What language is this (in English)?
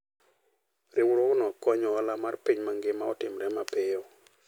Luo (Kenya and Tanzania)